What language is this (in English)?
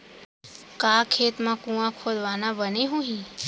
Chhattisgarhi